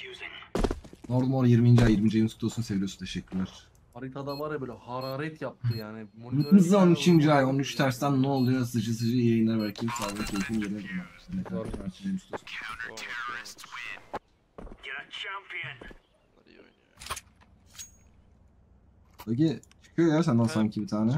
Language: Turkish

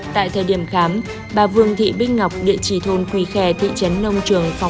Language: Vietnamese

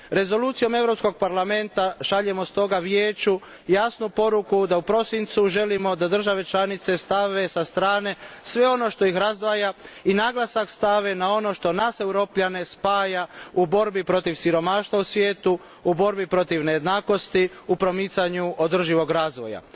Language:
Croatian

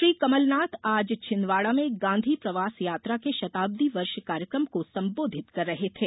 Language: Hindi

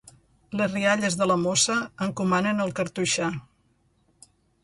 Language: Catalan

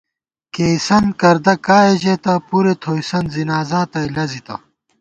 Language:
Gawar-Bati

